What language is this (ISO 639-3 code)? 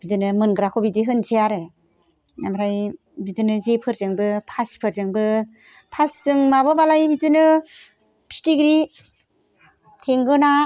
brx